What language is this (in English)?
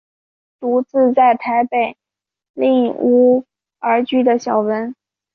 Chinese